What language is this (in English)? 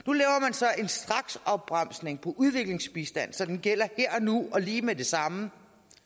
Danish